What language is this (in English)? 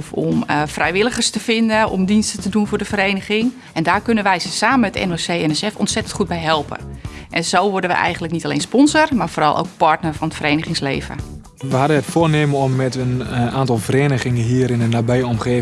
Dutch